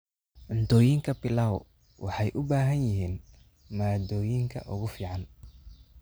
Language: Somali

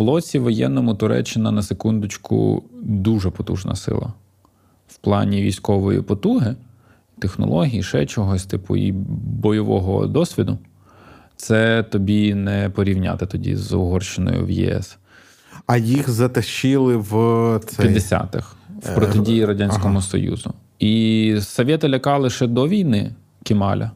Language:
Ukrainian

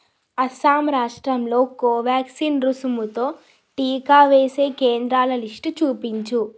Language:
Telugu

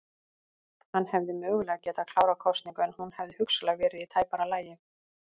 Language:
Icelandic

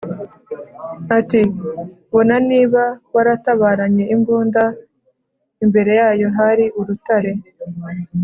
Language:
Kinyarwanda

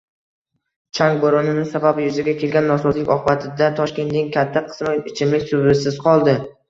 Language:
Uzbek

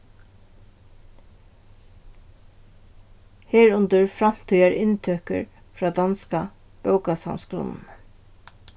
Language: Faroese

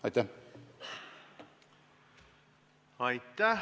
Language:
Estonian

